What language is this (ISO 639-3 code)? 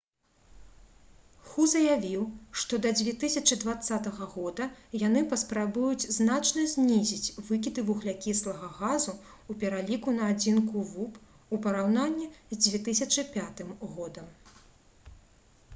bel